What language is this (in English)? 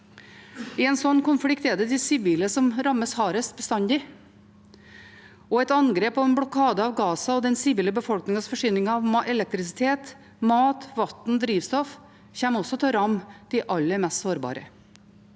Norwegian